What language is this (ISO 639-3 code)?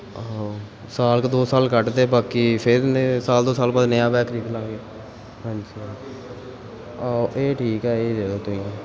pan